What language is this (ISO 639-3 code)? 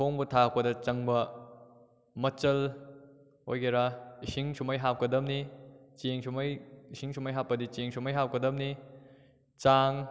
mni